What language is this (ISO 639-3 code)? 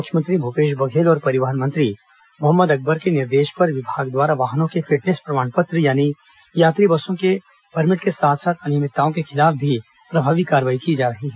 hin